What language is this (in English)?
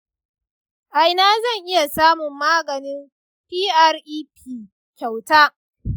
Hausa